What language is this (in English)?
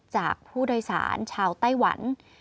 Thai